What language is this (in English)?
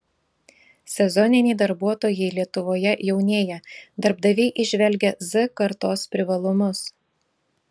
Lithuanian